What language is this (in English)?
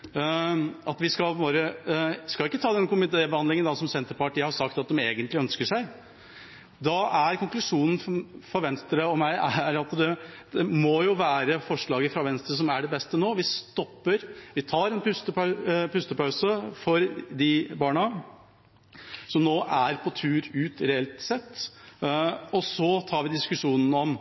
Norwegian Bokmål